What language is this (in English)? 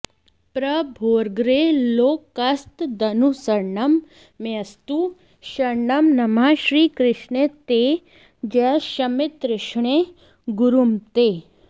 Sanskrit